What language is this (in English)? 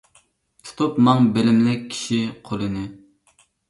Uyghur